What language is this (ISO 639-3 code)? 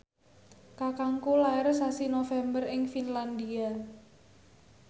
jav